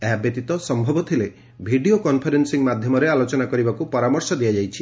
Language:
Odia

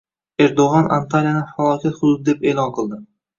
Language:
Uzbek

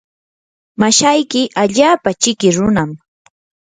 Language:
Yanahuanca Pasco Quechua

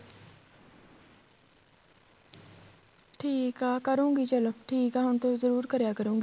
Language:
Punjabi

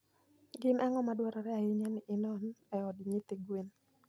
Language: Luo (Kenya and Tanzania)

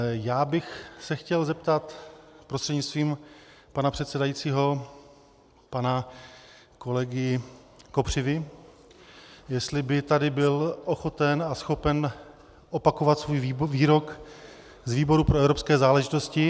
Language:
Czech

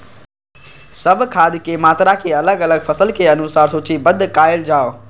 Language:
Maithili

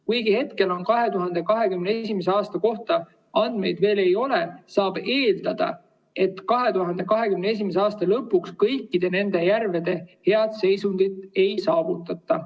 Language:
Estonian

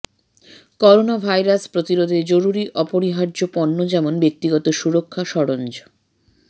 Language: Bangla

